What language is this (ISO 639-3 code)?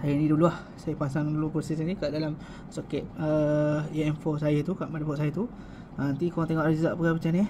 msa